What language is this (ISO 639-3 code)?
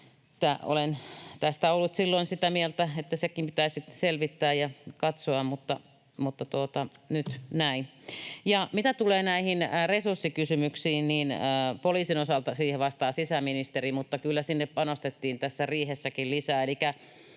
fin